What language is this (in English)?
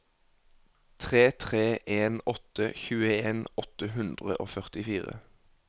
Norwegian